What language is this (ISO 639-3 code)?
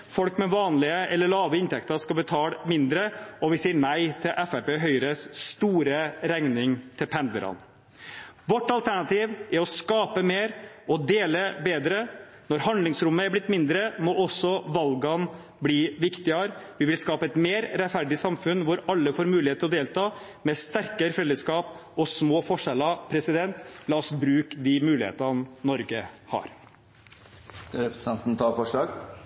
nor